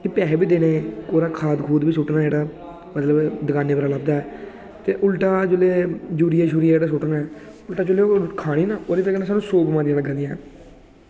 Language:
Dogri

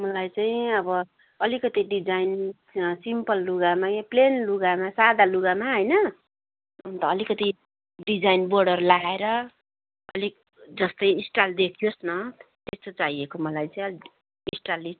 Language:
Nepali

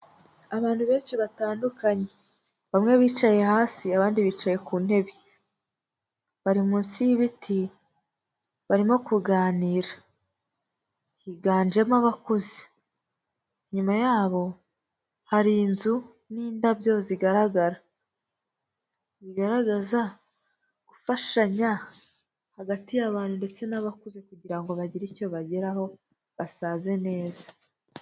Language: Kinyarwanda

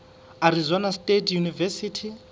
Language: Southern Sotho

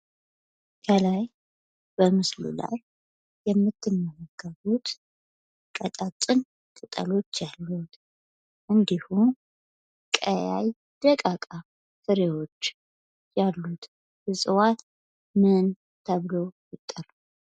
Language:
Amharic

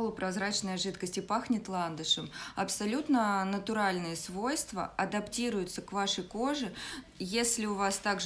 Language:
Russian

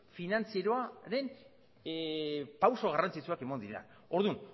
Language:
Basque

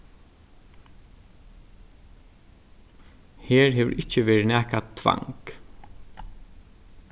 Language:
Faroese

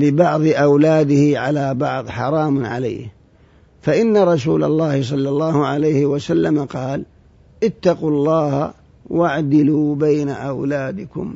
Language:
Arabic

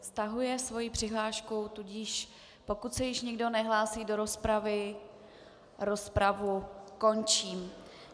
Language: Czech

